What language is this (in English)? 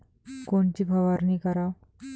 Marathi